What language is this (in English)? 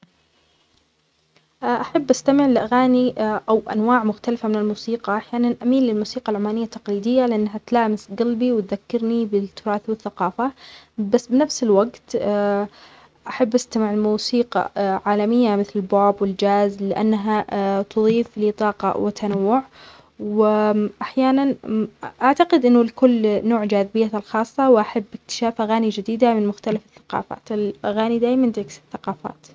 Omani Arabic